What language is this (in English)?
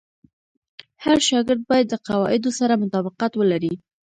Pashto